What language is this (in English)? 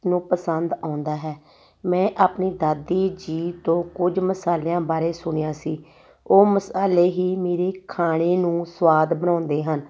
Punjabi